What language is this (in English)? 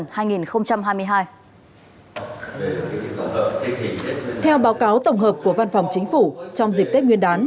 Vietnamese